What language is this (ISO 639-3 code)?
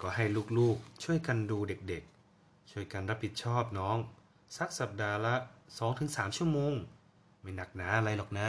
tha